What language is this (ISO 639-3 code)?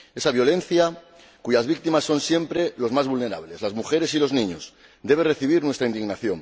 spa